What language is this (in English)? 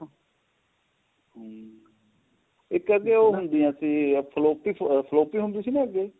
Punjabi